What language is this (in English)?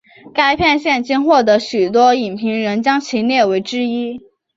Chinese